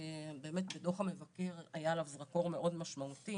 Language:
Hebrew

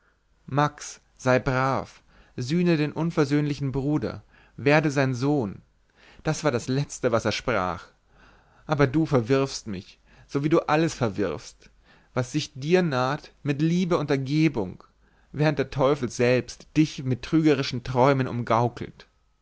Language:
German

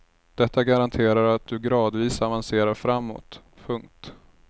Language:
Swedish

